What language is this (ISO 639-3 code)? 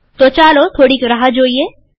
guj